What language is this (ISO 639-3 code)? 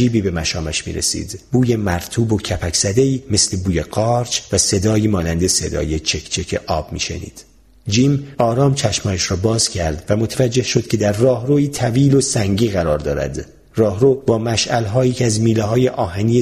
fas